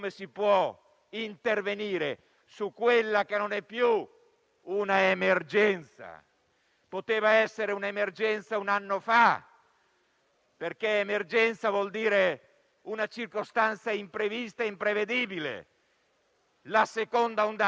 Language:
Italian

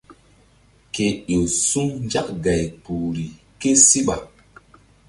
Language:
Mbum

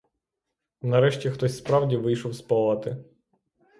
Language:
Ukrainian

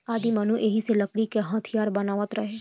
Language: Bhojpuri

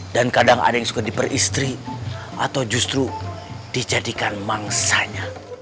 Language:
Indonesian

